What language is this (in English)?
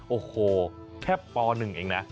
Thai